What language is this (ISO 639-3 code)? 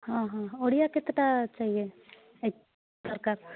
ori